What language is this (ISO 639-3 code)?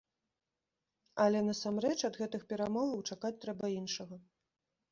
bel